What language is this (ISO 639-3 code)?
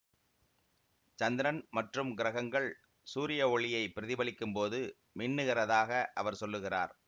tam